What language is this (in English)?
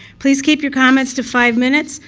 English